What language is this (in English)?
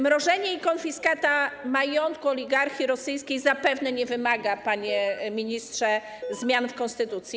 Polish